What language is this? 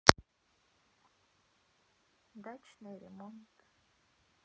Russian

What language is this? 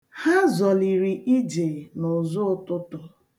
Igbo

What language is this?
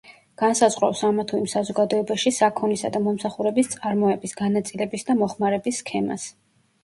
Georgian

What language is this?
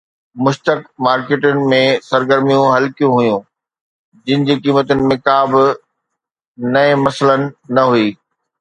Sindhi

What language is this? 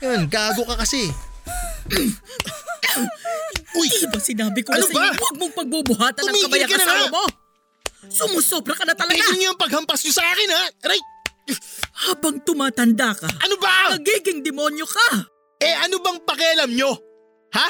Filipino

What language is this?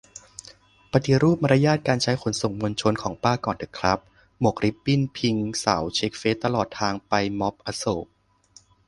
Thai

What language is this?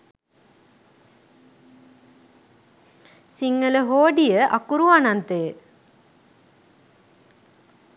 Sinhala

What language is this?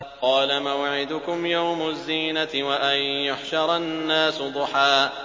Arabic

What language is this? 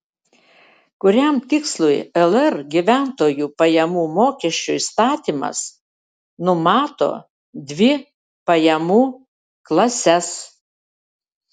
Lithuanian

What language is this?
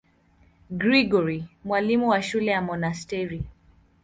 Swahili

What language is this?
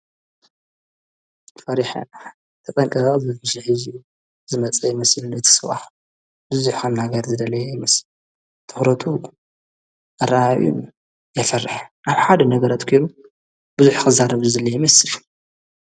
Tigrinya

